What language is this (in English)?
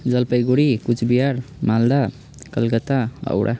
Nepali